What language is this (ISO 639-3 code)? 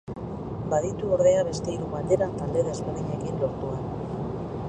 eus